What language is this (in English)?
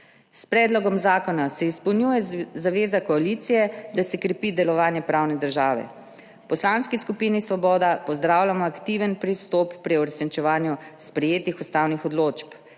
Slovenian